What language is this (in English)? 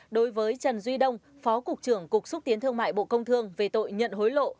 Vietnamese